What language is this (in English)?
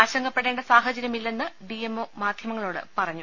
Malayalam